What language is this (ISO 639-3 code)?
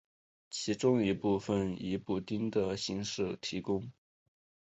zho